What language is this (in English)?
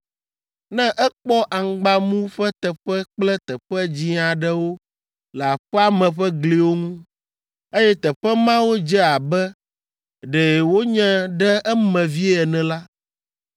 Ewe